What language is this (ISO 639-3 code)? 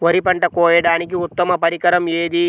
tel